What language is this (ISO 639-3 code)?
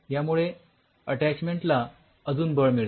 mar